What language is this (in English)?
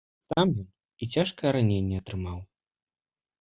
Belarusian